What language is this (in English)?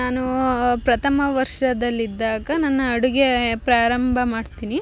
Kannada